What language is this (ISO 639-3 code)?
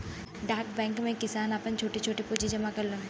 bho